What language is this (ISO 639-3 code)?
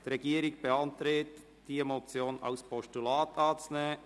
gsw